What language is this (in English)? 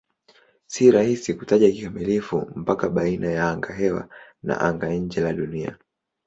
Swahili